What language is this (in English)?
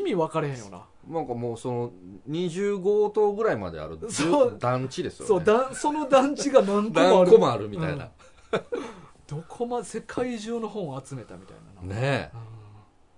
Japanese